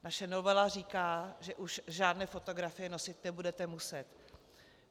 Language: Czech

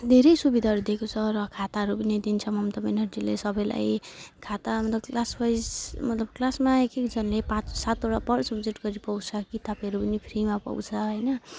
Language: Nepali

